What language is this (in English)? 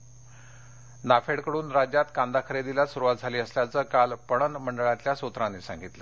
Marathi